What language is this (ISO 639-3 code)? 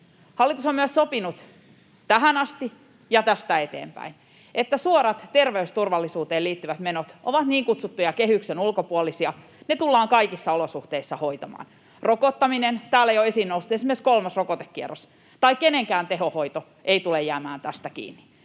fin